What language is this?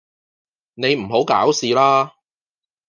Cantonese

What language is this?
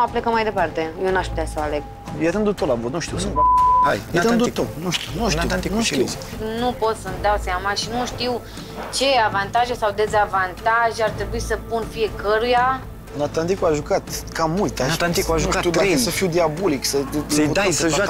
Romanian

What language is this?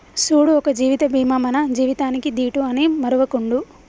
Telugu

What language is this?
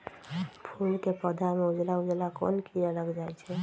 Magahi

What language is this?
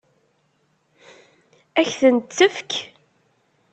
Kabyle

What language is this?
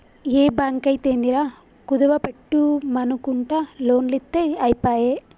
Telugu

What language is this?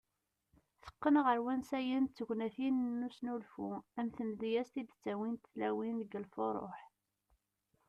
Kabyle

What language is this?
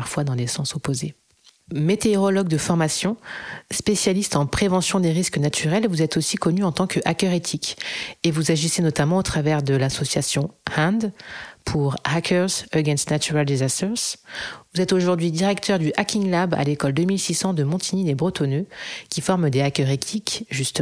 French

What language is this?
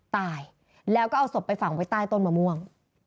Thai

